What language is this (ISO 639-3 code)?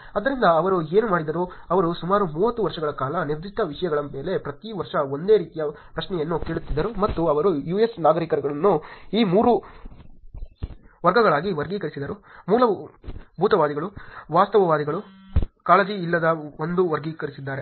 kan